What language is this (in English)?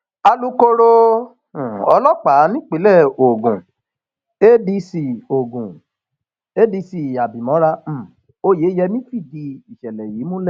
Yoruba